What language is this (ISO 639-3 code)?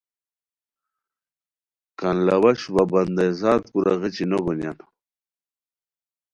khw